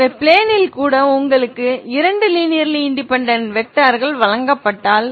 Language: Tamil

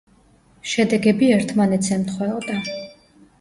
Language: Georgian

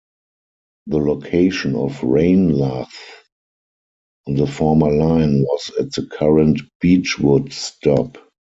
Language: English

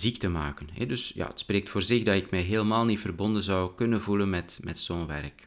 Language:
Dutch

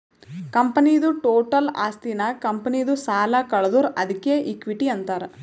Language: Kannada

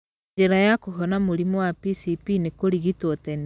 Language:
Kikuyu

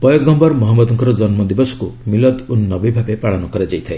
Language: Odia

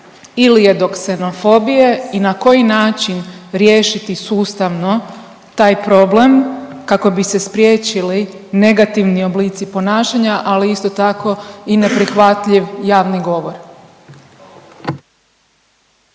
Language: Croatian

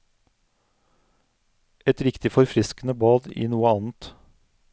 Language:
Norwegian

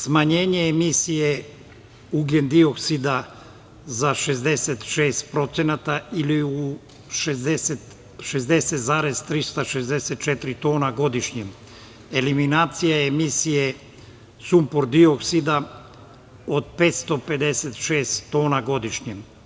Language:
Serbian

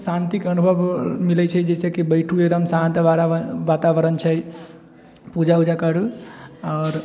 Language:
Maithili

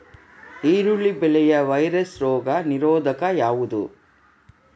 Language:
Kannada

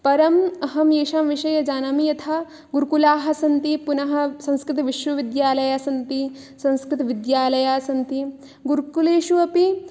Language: Sanskrit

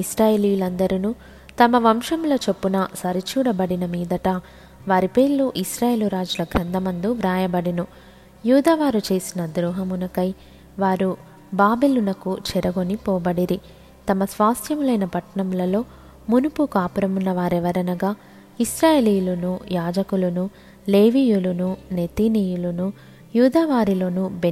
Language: Telugu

